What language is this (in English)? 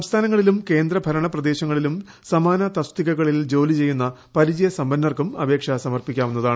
Malayalam